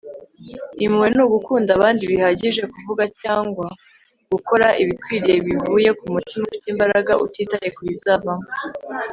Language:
Kinyarwanda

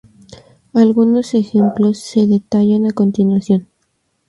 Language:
Spanish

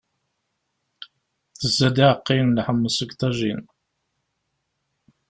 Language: Kabyle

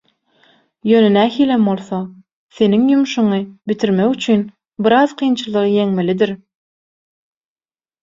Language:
Turkmen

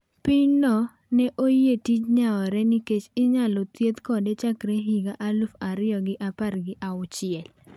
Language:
Luo (Kenya and Tanzania)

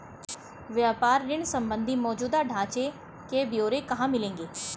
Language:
Hindi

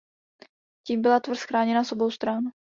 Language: Czech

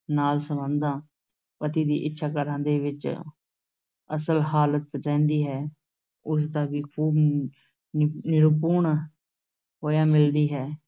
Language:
Punjabi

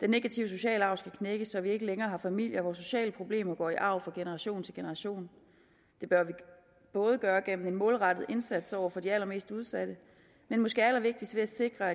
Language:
Danish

